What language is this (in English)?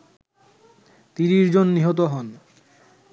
Bangla